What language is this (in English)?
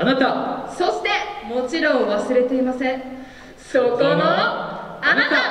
Japanese